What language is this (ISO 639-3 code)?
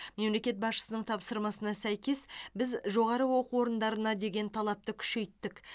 kaz